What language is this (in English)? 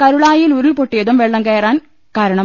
Malayalam